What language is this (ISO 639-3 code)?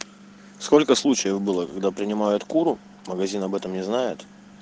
rus